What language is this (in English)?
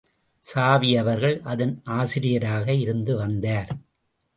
Tamil